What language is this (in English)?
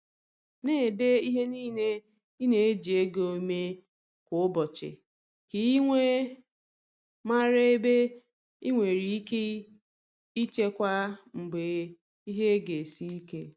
Igbo